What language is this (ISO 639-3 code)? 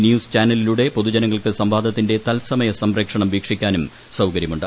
mal